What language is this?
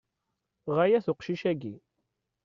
Kabyle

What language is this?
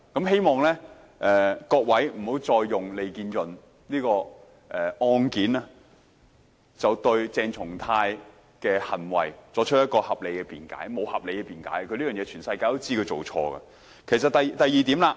Cantonese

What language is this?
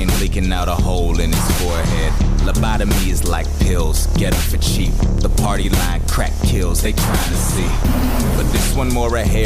Italian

